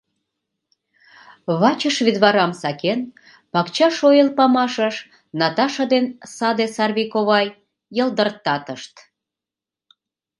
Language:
Mari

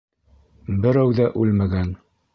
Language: Bashkir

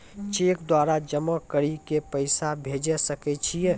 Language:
Maithili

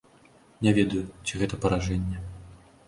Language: Belarusian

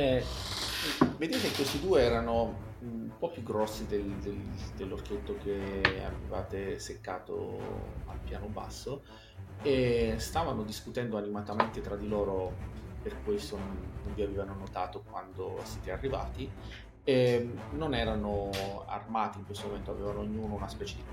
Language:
Italian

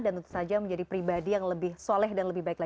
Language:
Indonesian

